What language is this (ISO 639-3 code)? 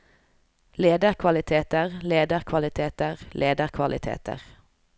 nor